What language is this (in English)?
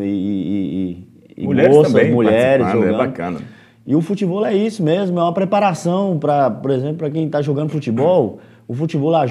Portuguese